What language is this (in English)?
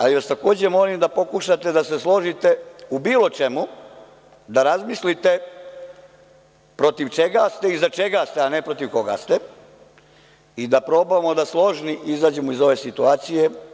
Serbian